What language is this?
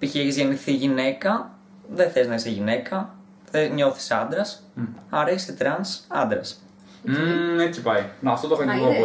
Greek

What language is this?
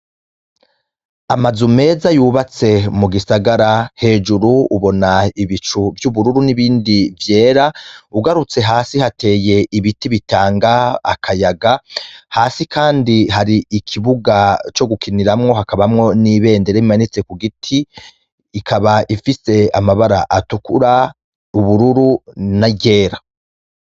Rundi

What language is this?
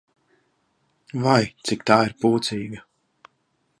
Latvian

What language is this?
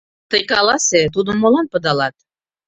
Mari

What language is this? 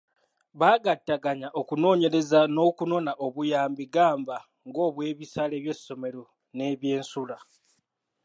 Ganda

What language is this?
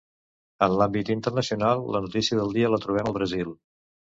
Catalan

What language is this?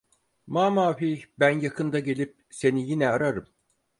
Turkish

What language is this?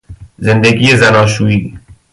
Persian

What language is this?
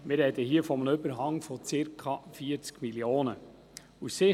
Swiss German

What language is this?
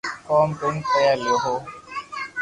Loarki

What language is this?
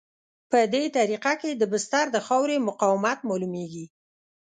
Pashto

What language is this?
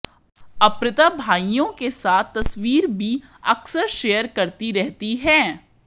Hindi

